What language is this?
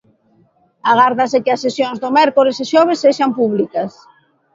Galician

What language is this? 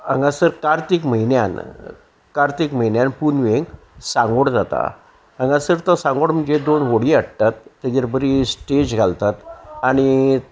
Konkani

